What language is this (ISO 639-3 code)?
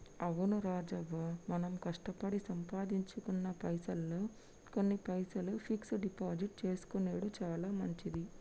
tel